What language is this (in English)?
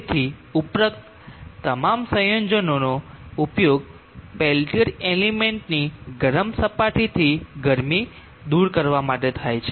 Gujarati